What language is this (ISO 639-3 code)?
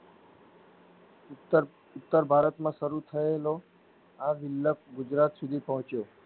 guj